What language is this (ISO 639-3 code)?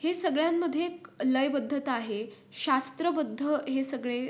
mar